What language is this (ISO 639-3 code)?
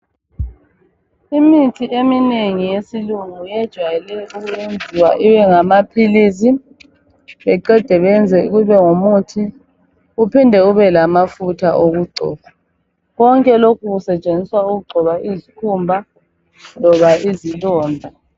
nde